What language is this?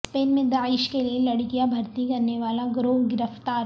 Urdu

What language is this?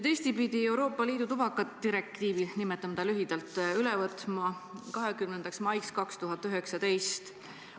Estonian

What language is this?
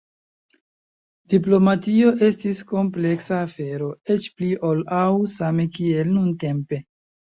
Esperanto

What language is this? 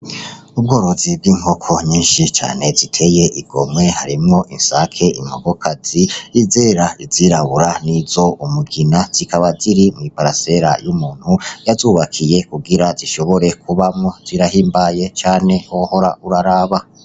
Rundi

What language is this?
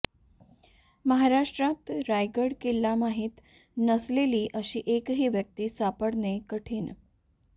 Marathi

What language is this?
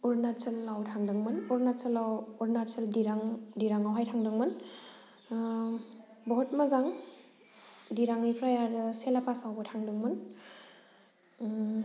Bodo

